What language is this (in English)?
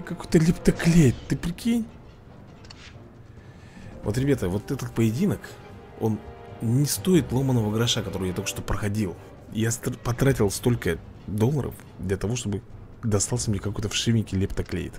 Russian